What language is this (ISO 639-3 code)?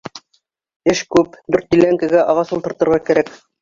bak